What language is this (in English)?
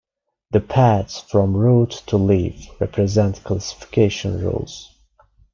English